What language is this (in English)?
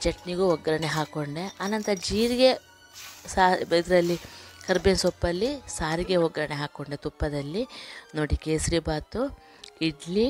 Kannada